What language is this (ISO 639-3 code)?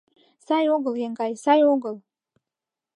chm